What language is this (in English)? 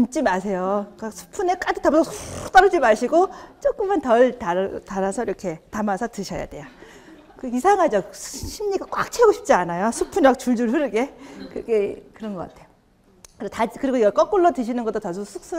Korean